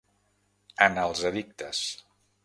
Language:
Catalan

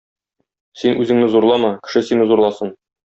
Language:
Tatar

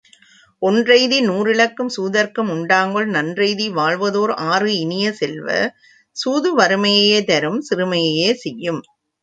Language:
Tamil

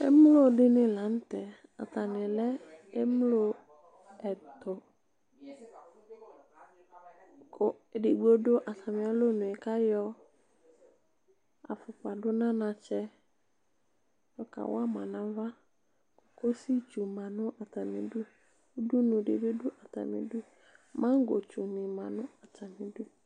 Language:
Ikposo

